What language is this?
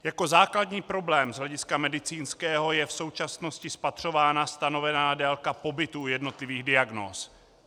Czech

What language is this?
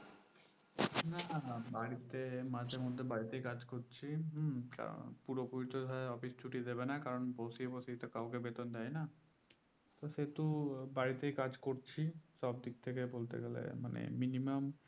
Bangla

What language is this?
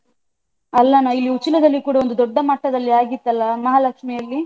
Kannada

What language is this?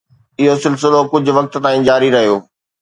Sindhi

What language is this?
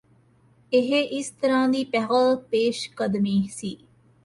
Punjabi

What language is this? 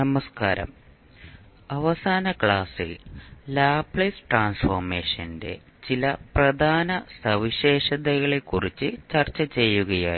Malayalam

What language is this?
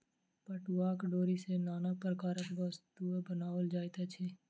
Maithili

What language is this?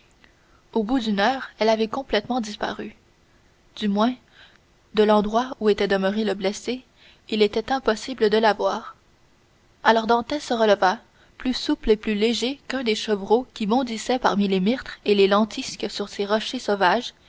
French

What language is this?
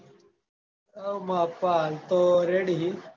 Gujarati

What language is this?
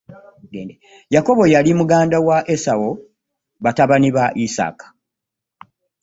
Ganda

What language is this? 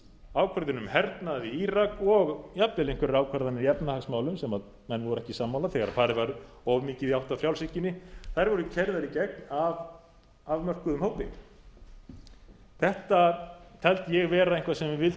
Icelandic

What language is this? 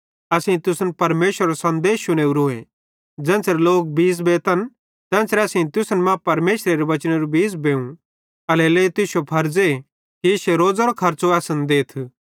Bhadrawahi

